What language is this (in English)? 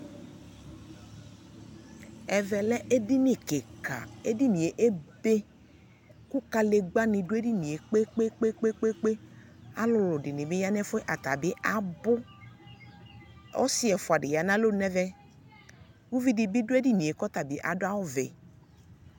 Ikposo